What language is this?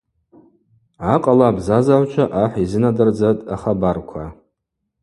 Abaza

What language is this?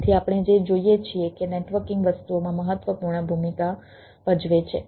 Gujarati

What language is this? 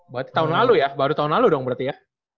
Indonesian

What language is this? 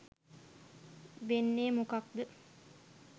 Sinhala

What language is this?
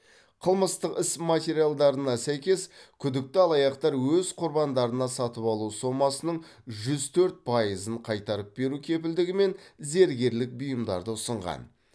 Kazakh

